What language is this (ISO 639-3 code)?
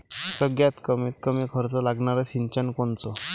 mar